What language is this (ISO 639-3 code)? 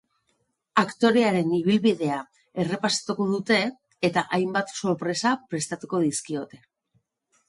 eus